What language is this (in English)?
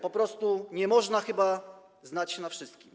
Polish